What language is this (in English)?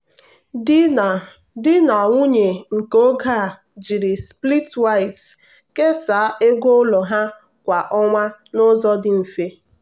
Igbo